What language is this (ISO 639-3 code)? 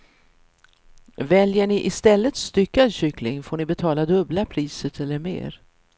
swe